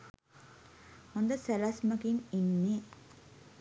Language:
Sinhala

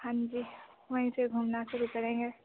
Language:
Hindi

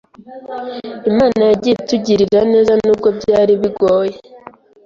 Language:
Kinyarwanda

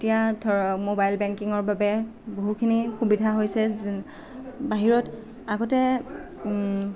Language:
Assamese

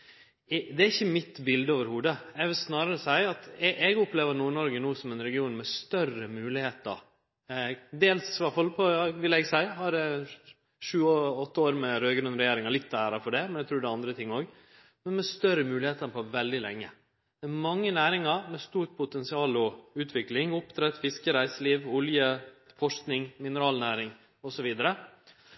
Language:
Norwegian Nynorsk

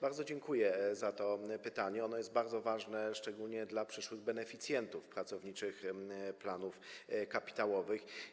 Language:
Polish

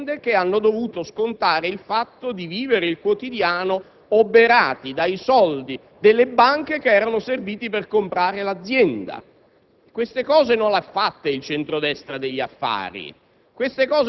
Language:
Italian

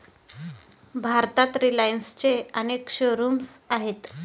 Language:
Marathi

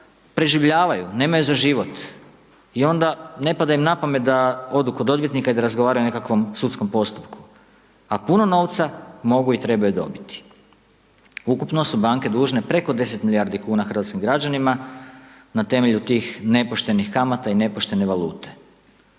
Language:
Croatian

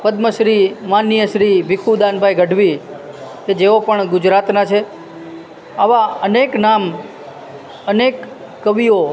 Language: Gujarati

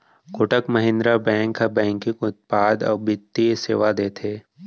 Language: Chhattisgarhi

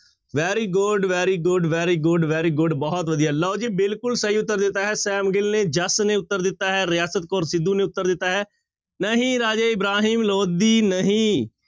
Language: Punjabi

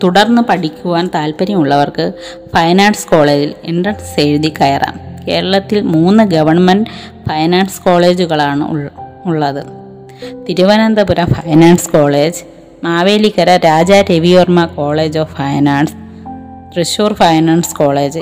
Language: Malayalam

